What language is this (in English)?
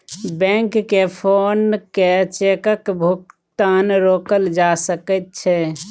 Maithili